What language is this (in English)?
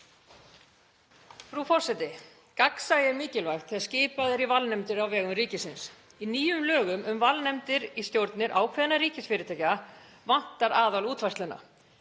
Icelandic